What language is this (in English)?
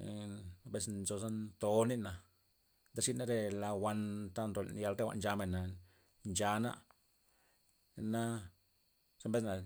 Loxicha Zapotec